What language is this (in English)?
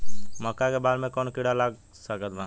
Bhojpuri